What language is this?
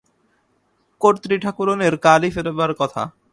Bangla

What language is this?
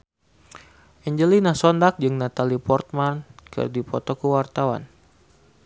Sundanese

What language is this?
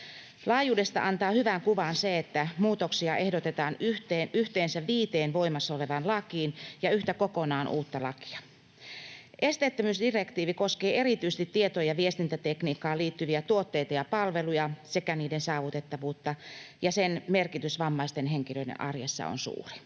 Finnish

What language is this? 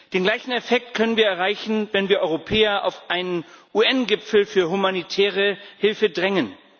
German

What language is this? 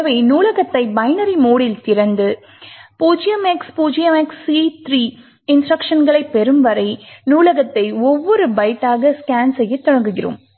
Tamil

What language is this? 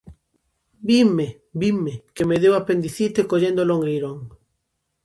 Galician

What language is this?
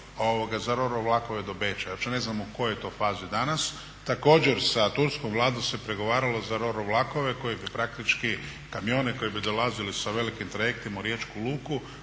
Croatian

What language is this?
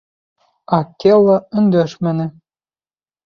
Bashkir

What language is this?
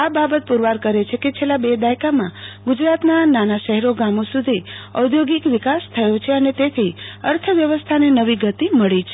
Gujarati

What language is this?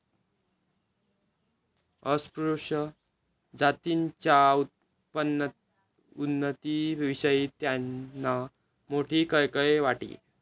Marathi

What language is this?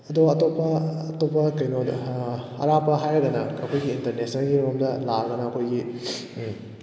Manipuri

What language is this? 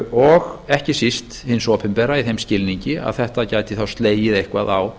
Icelandic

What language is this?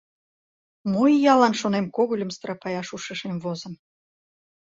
Mari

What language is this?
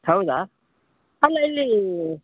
Kannada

